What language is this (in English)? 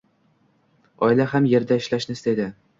Uzbek